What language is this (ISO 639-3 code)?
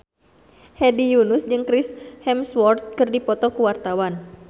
sun